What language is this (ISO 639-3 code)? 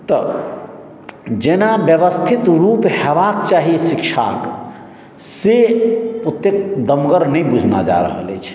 mai